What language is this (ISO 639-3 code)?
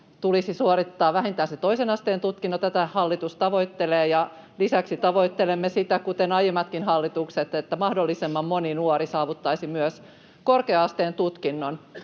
fin